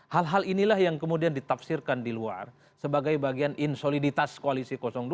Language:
Indonesian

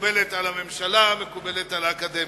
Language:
Hebrew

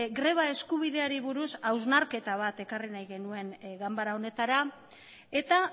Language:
Basque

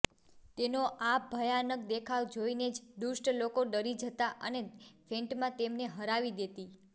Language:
Gujarati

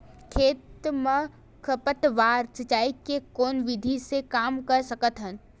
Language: Chhattisgarhi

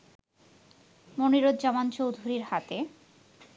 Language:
Bangla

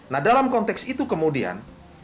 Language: Indonesian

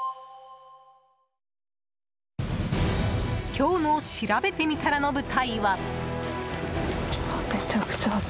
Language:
Japanese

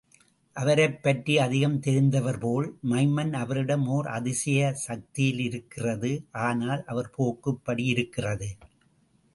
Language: Tamil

